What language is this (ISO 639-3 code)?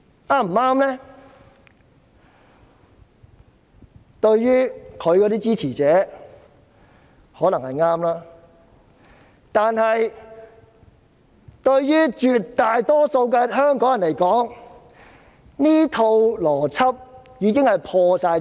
yue